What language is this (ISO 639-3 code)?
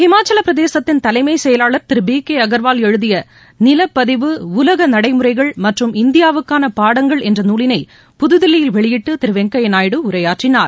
tam